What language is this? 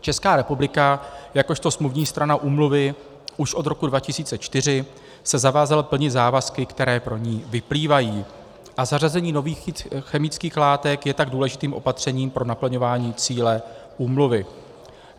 Czech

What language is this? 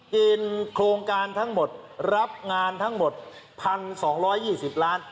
Thai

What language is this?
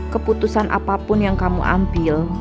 Indonesian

